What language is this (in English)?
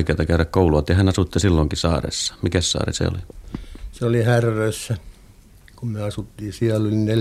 Finnish